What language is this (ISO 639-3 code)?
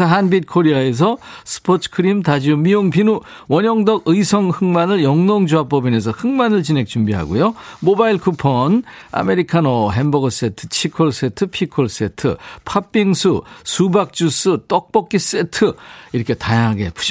kor